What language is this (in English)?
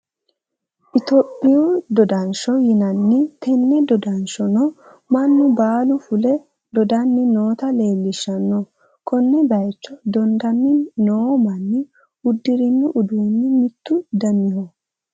Sidamo